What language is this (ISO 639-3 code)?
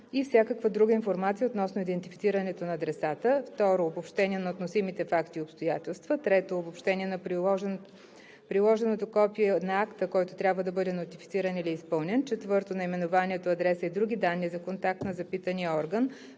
bul